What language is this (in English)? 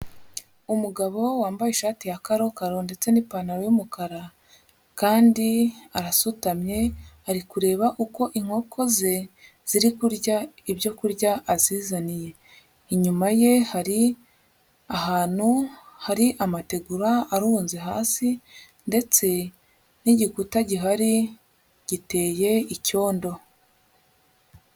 Kinyarwanda